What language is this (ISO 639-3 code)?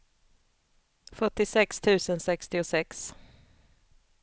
swe